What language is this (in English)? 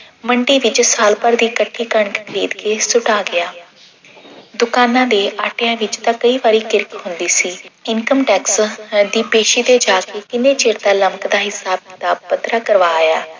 Punjabi